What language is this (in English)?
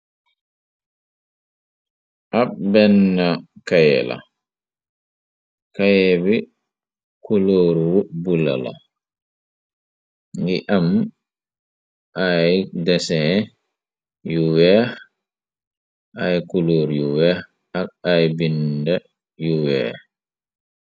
Wolof